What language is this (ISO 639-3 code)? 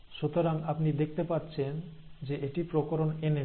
ben